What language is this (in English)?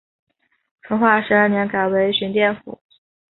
Chinese